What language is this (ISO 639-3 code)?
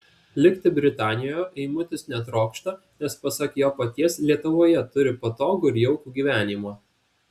lit